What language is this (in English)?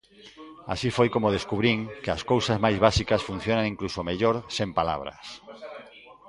Galician